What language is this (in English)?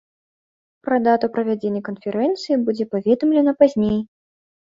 Belarusian